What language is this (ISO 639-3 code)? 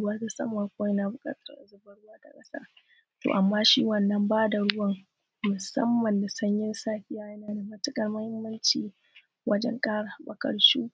hau